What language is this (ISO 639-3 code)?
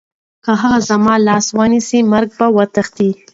pus